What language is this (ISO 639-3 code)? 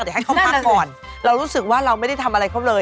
tha